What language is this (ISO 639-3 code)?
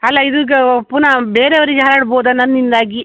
kan